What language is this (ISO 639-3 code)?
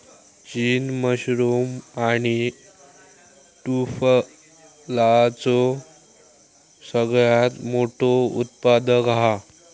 mar